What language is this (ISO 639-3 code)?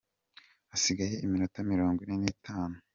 kin